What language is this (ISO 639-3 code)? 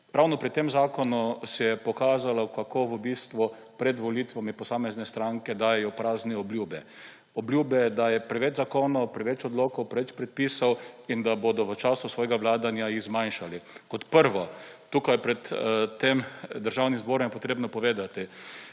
slv